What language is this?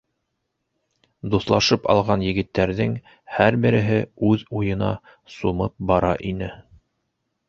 Bashkir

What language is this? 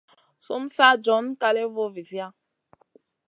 Masana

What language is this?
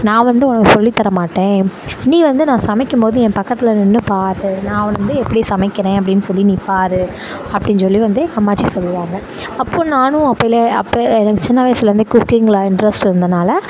Tamil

